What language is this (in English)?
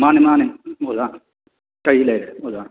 Manipuri